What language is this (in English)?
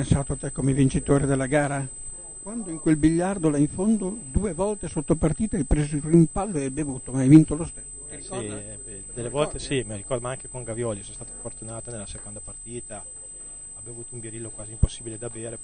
Italian